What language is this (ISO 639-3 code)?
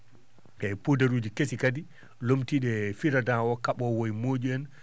ful